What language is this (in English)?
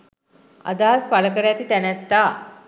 Sinhala